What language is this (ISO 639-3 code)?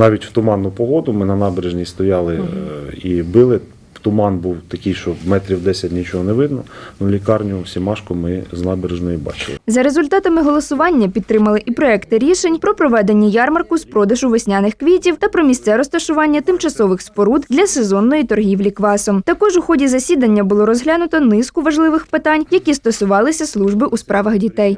ukr